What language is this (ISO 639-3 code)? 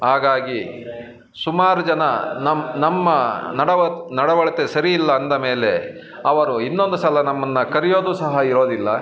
kan